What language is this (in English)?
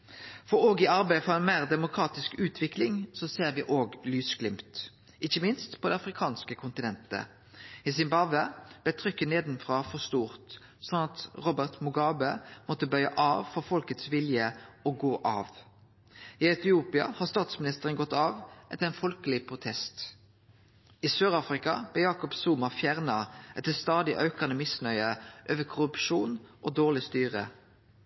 Norwegian Nynorsk